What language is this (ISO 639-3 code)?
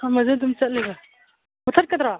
mni